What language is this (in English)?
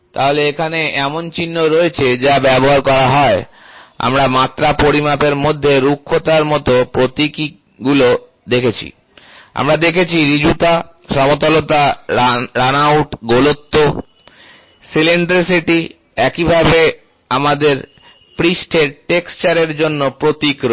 Bangla